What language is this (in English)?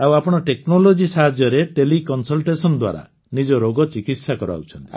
Odia